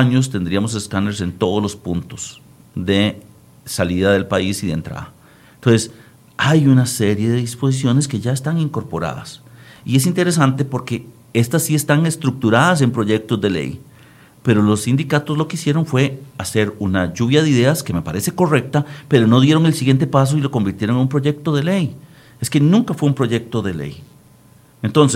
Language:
Spanish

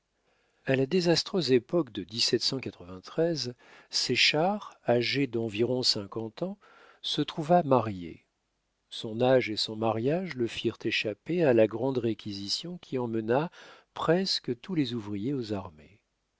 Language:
French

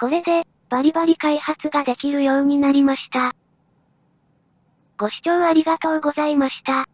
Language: Japanese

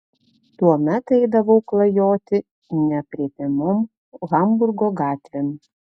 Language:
Lithuanian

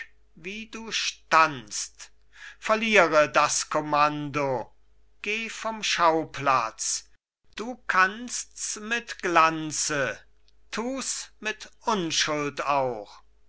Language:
German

